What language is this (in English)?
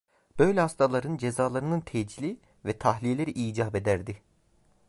Turkish